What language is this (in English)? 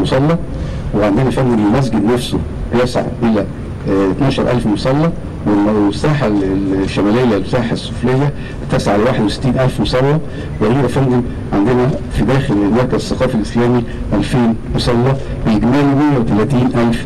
Arabic